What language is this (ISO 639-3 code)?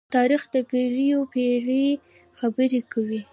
pus